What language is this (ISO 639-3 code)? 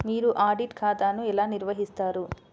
tel